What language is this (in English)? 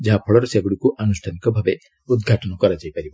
Odia